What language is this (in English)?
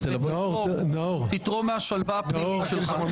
Hebrew